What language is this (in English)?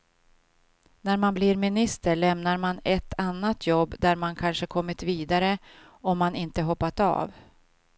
Swedish